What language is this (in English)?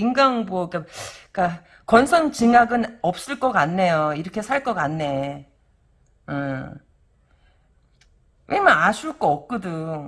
Korean